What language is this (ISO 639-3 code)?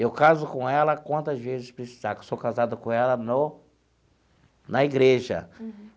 por